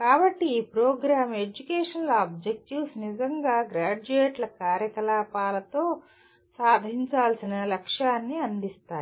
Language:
Telugu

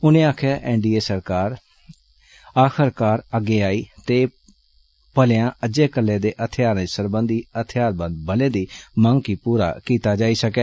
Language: Dogri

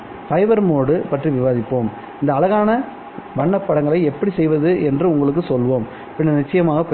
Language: Tamil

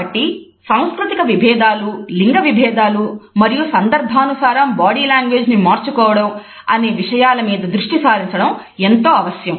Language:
Telugu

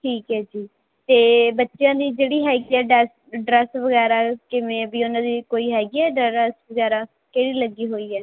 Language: Punjabi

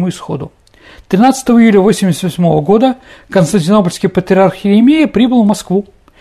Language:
Russian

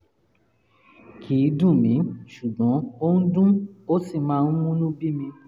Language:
Yoruba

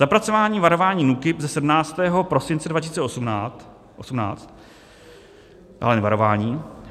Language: Czech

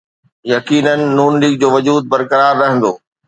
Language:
Sindhi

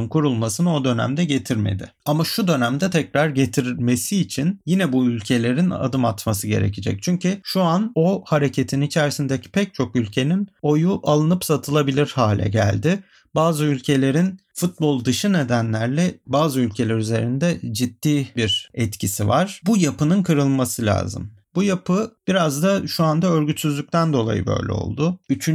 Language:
Turkish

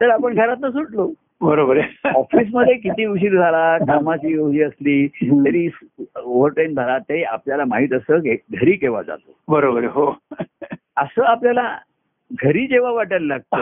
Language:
Marathi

